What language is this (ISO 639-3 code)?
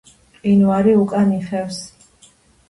kat